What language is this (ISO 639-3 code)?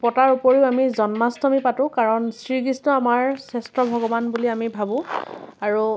asm